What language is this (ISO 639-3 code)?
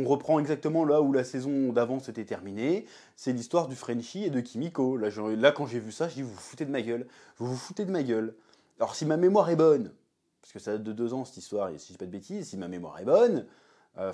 fra